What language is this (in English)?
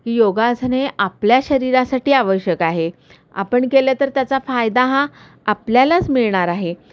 Marathi